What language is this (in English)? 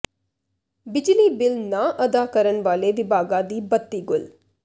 Punjabi